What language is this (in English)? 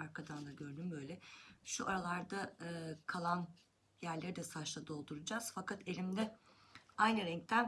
Turkish